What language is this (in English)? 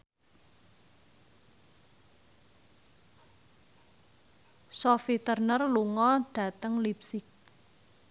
Javanese